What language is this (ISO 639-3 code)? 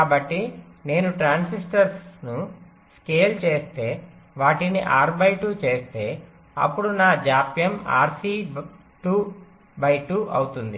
tel